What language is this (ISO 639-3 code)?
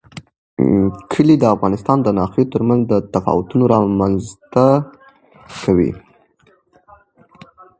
pus